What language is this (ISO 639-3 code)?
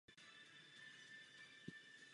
ces